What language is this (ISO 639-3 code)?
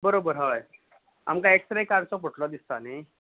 kok